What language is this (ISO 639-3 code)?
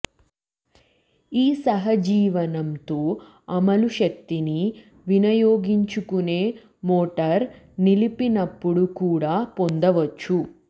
tel